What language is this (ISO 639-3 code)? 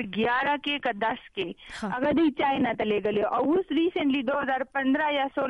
urd